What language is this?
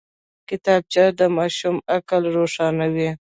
Pashto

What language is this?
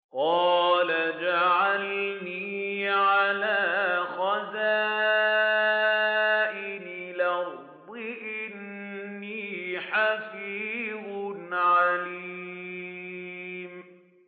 Arabic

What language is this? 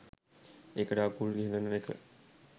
Sinhala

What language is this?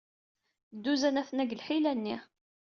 Kabyle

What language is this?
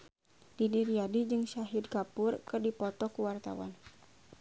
Sundanese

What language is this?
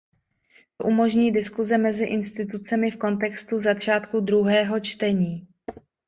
Czech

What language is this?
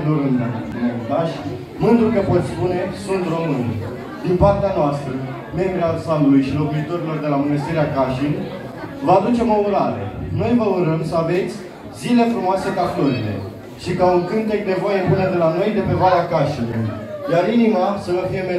Romanian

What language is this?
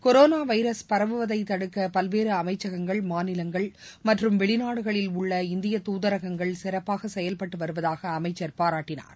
Tamil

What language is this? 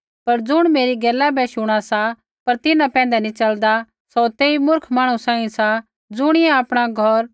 Kullu Pahari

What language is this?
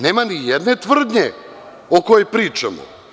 Serbian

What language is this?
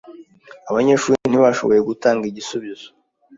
Kinyarwanda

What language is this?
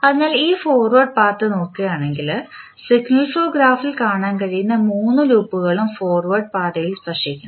Malayalam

